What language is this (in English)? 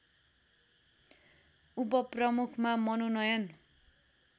Nepali